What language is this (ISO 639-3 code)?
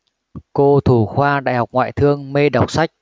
vie